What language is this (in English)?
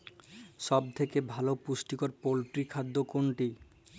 Bangla